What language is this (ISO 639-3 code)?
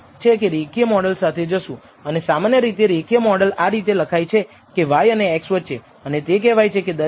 guj